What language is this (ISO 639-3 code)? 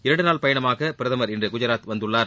tam